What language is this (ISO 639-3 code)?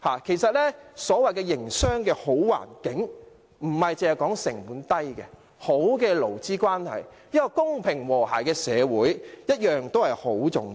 yue